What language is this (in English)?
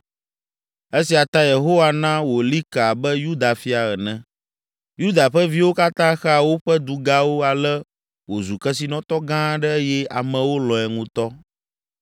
Ewe